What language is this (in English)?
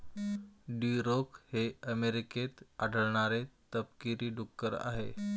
Marathi